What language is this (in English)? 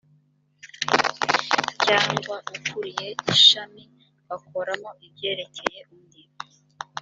Kinyarwanda